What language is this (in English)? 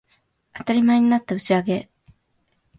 Japanese